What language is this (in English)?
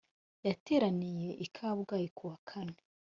Kinyarwanda